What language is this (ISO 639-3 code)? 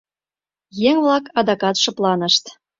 chm